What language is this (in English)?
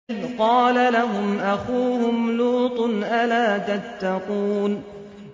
Arabic